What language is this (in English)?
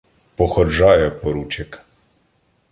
Ukrainian